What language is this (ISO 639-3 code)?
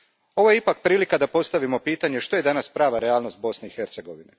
hrv